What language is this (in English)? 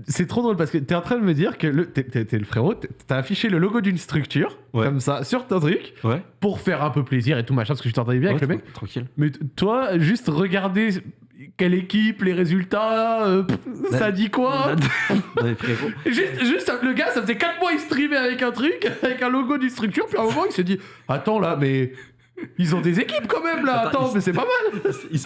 French